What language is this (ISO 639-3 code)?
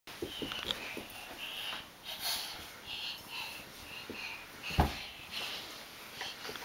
lav